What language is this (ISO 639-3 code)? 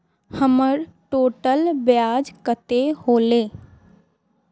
mag